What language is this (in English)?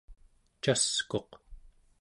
Central Yupik